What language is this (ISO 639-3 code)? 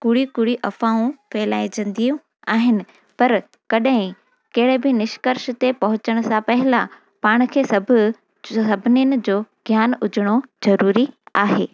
snd